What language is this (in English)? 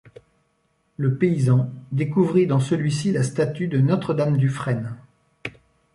French